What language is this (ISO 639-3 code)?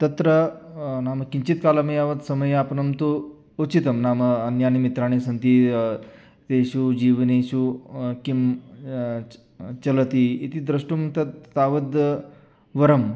san